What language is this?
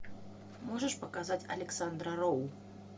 Russian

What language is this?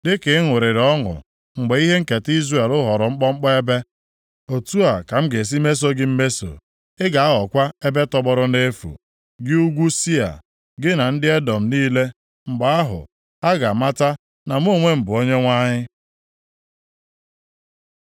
Igbo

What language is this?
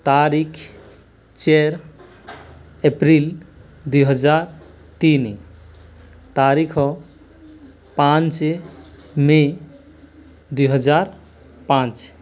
Odia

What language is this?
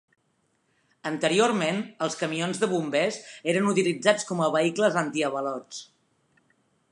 Catalan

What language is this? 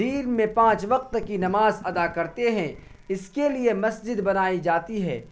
Urdu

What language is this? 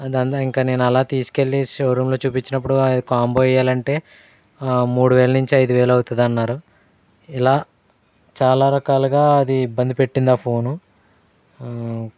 Telugu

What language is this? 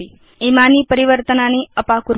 Sanskrit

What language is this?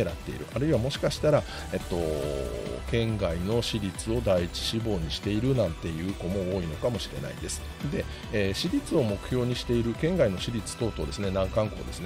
Japanese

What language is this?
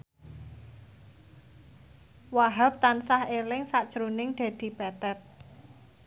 Javanese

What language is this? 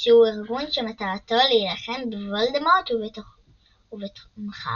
Hebrew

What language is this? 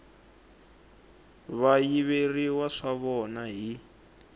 Tsonga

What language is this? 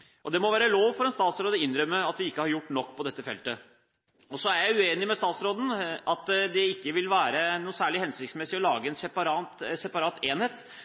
Norwegian Bokmål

